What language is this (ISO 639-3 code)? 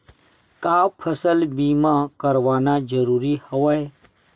hne